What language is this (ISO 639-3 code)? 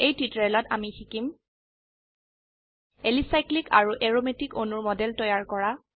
asm